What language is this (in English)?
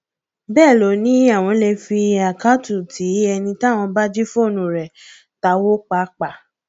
Yoruba